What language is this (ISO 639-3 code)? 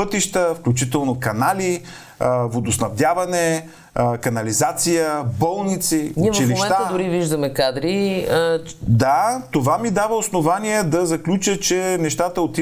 bul